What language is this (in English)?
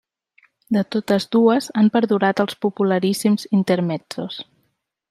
Catalan